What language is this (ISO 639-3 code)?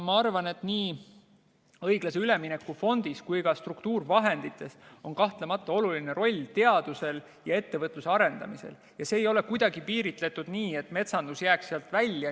est